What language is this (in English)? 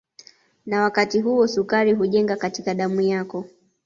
Swahili